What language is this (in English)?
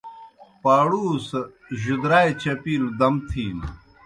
Kohistani Shina